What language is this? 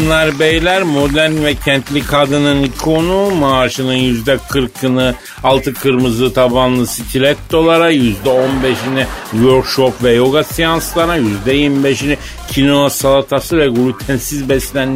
Turkish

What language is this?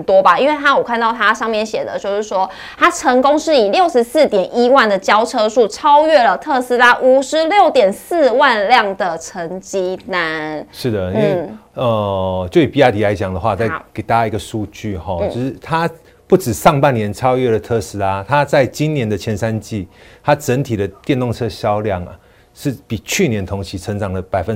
Chinese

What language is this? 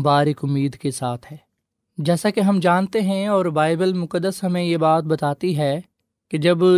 Urdu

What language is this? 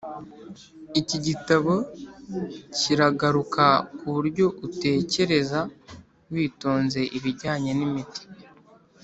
Kinyarwanda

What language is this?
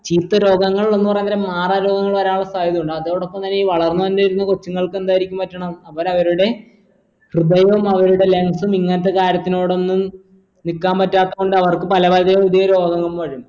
Malayalam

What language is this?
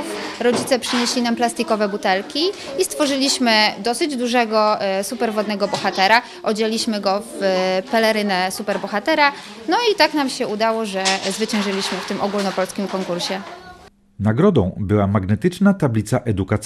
Polish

